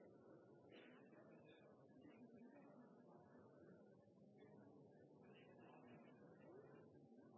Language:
Norwegian Bokmål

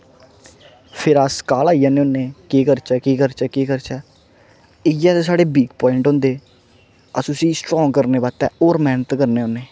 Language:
Dogri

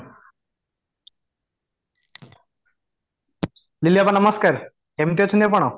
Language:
Odia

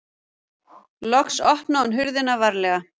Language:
Icelandic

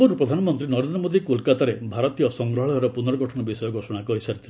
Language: Odia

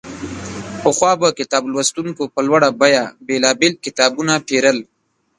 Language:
Pashto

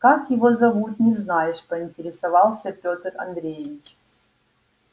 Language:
Russian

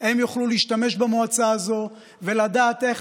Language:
Hebrew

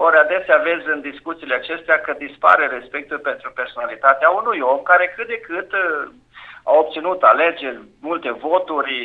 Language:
Romanian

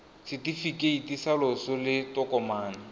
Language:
Tswana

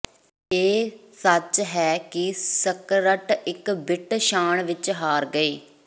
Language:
Punjabi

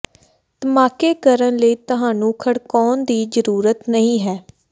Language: Punjabi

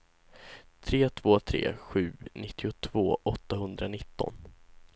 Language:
Swedish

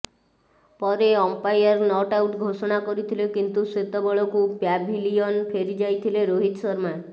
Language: Odia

